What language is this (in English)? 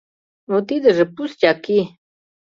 Mari